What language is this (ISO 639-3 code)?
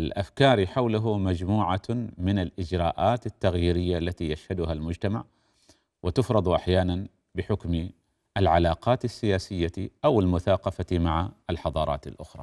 ara